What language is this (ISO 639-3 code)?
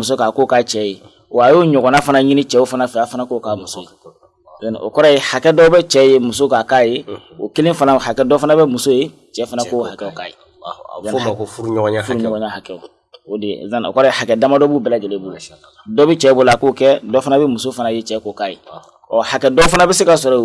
ind